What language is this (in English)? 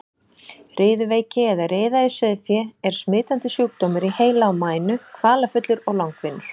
Icelandic